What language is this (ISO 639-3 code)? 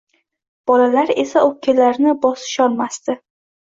uzb